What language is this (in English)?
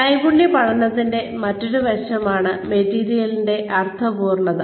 Malayalam